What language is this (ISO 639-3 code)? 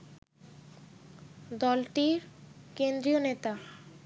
ben